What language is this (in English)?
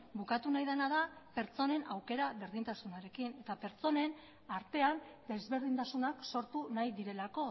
Basque